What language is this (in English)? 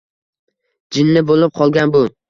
Uzbek